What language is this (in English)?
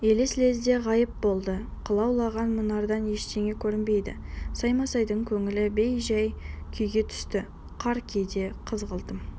Kazakh